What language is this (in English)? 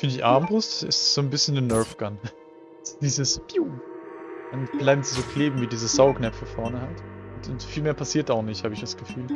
German